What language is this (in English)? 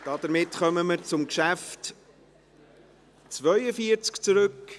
Swiss German